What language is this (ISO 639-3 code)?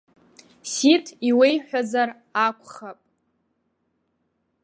abk